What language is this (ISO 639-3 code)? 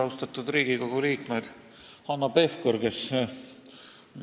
est